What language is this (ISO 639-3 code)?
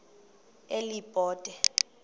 xho